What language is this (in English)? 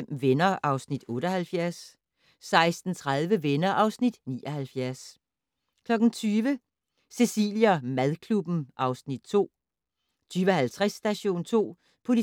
Danish